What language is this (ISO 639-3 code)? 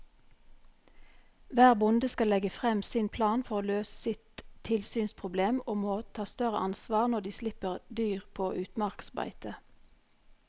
nor